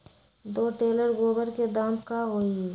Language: Magahi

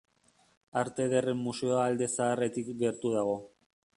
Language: Basque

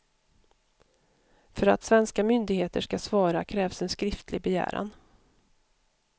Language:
Swedish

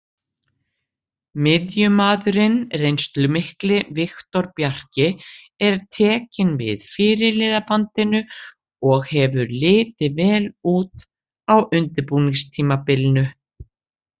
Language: Icelandic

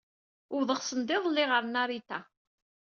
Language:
Kabyle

